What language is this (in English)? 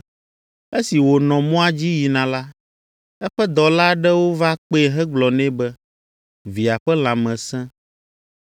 Ewe